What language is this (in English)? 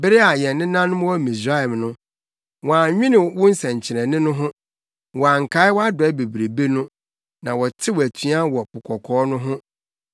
Akan